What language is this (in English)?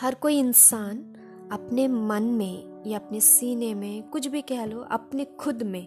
Hindi